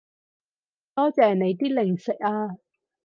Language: Cantonese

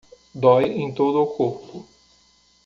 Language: Portuguese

